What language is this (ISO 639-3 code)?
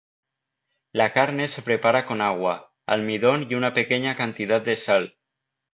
spa